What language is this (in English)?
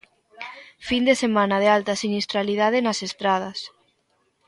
Galician